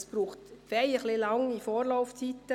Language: Swiss German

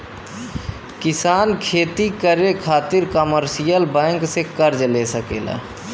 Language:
Bhojpuri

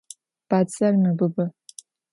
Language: Adyghe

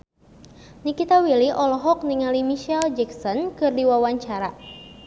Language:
Sundanese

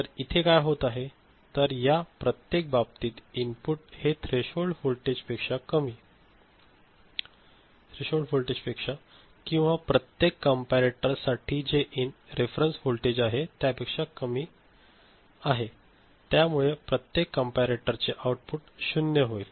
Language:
Marathi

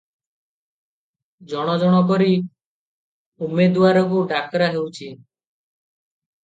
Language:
Odia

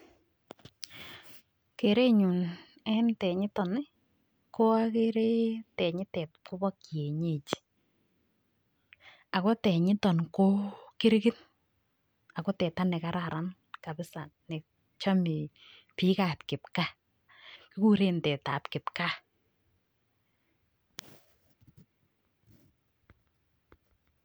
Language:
Kalenjin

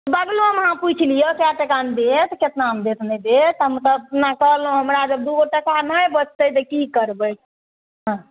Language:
Maithili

